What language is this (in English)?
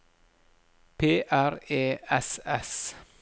Norwegian